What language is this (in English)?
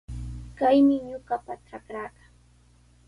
Sihuas Ancash Quechua